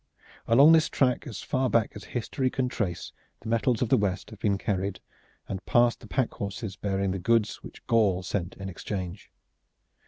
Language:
English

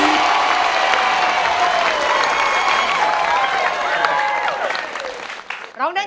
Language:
Thai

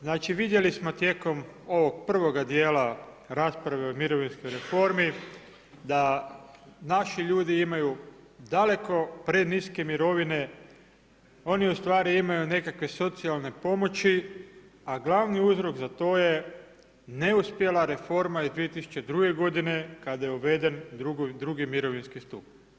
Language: Croatian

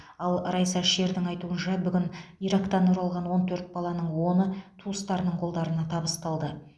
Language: Kazakh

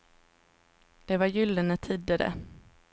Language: Swedish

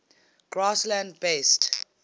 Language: English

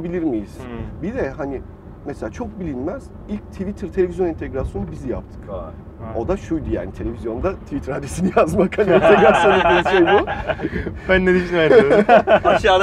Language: Turkish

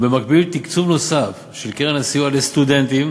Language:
Hebrew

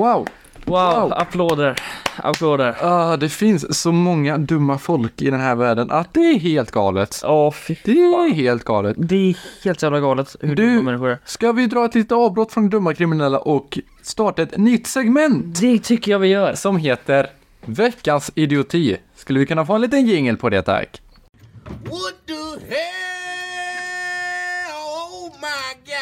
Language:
Swedish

